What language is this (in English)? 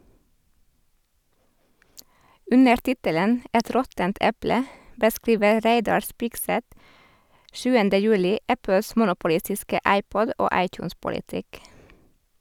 Norwegian